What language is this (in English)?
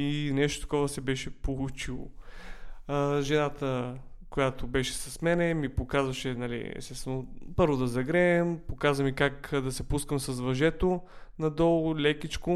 Bulgarian